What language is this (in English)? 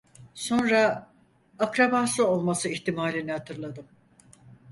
Turkish